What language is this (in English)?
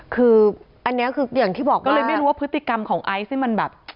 Thai